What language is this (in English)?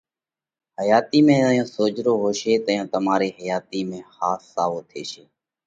Parkari Koli